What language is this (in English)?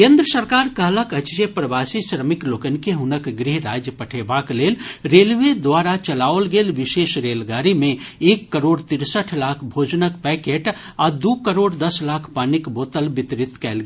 Maithili